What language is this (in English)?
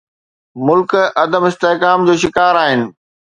Sindhi